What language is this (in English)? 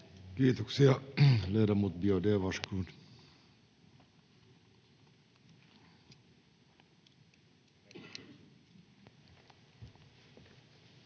Finnish